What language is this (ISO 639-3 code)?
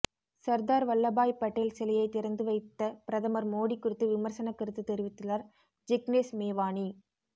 tam